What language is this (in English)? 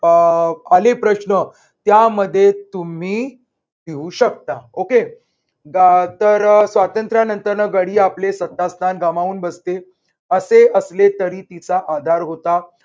Marathi